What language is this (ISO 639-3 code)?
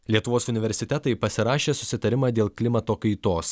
lit